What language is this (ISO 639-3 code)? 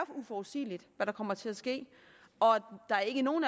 dan